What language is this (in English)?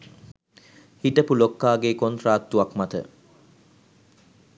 Sinhala